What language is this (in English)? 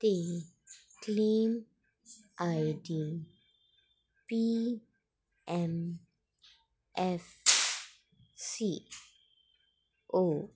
Dogri